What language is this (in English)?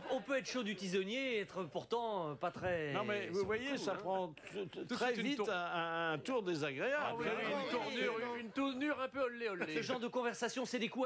French